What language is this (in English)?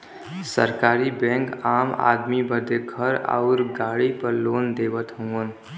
Bhojpuri